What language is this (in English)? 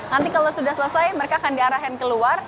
Indonesian